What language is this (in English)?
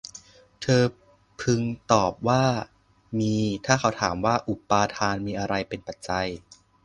Thai